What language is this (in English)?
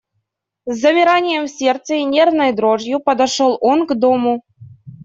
Russian